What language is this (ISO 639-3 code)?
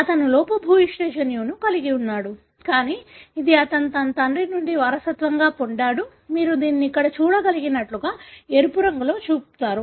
tel